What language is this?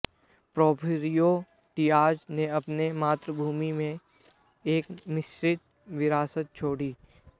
Hindi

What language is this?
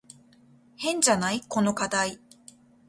Japanese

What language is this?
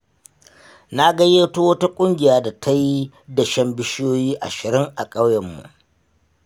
Hausa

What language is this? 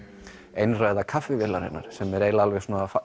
Icelandic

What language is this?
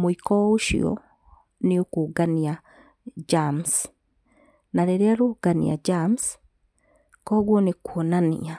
Kikuyu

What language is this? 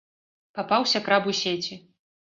Belarusian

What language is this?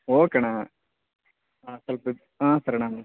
Kannada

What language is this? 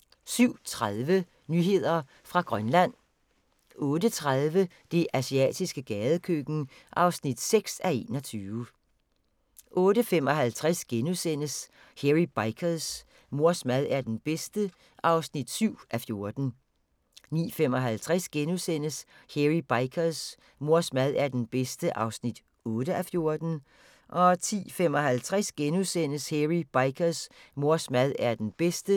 Danish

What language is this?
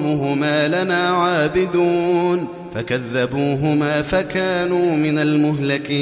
Arabic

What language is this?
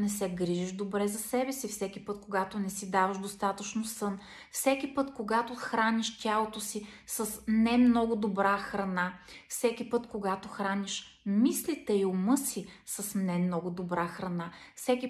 Bulgarian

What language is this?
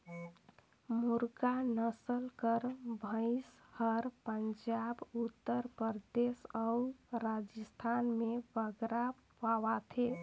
Chhattisgarhi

